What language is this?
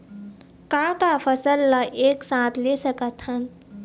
Chhattisgarhi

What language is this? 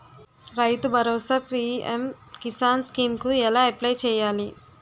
Telugu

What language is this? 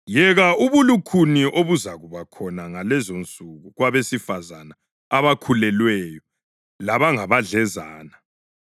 North Ndebele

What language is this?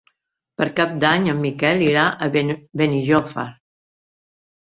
Catalan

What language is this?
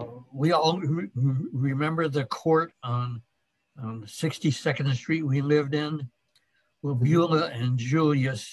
English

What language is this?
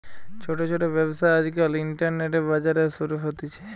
Bangla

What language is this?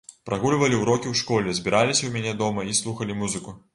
Belarusian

